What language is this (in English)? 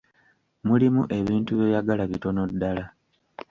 Ganda